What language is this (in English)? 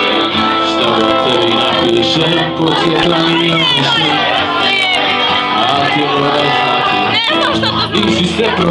Romanian